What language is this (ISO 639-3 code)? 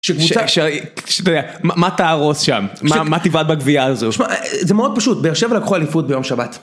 heb